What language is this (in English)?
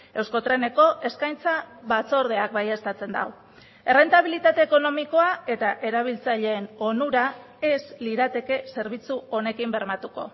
Basque